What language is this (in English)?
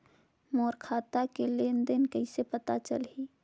Chhattisgarhi